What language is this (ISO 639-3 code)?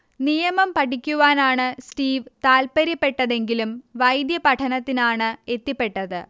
mal